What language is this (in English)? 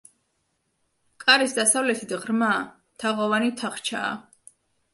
Georgian